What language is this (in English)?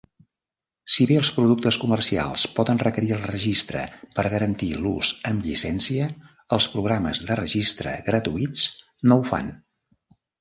Catalan